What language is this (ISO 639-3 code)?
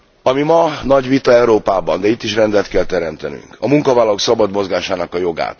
hun